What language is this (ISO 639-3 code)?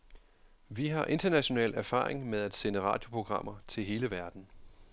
dan